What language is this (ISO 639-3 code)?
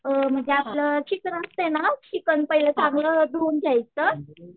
mar